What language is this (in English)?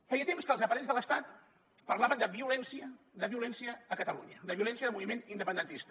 Catalan